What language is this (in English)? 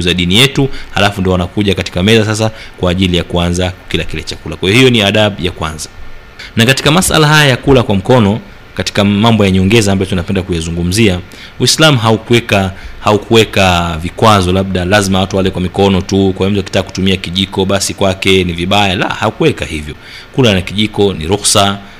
Swahili